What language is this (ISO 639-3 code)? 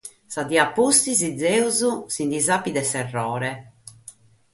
srd